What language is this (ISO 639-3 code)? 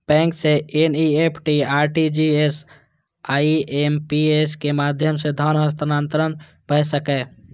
mai